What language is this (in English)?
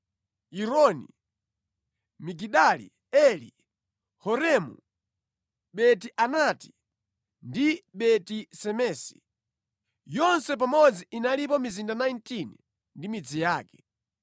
Nyanja